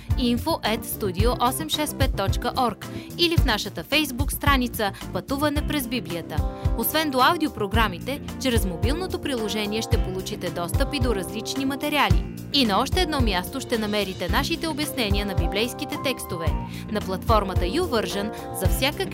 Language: Bulgarian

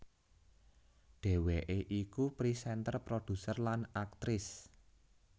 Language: Javanese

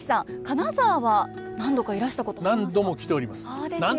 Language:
Japanese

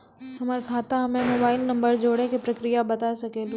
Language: Maithili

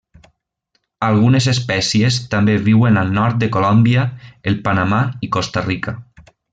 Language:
Catalan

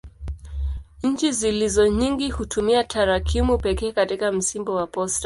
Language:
Swahili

